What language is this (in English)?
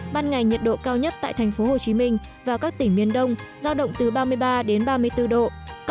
Vietnamese